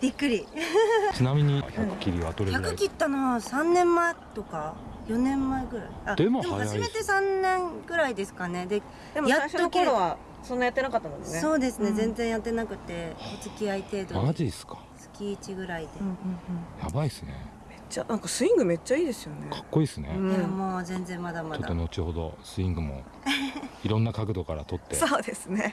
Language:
Japanese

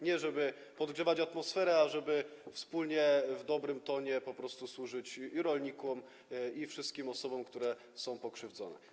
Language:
Polish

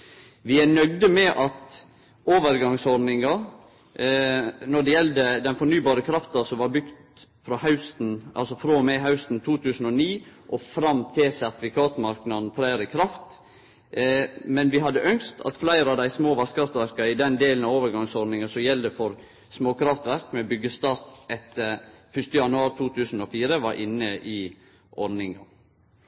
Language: Norwegian Nynorsk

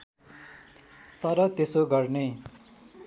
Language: Nepali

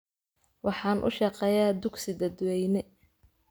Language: Somali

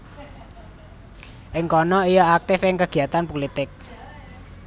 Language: Javanese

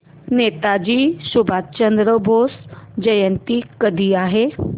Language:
Marathi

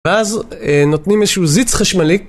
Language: Hebrew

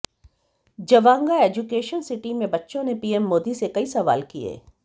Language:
Hindi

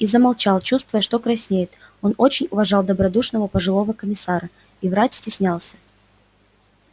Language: Russian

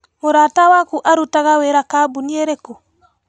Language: Kikuyu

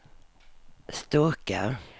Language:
Swedish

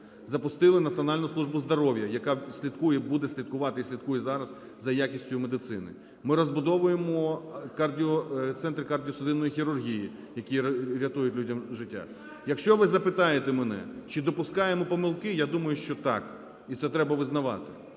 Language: Ukrainian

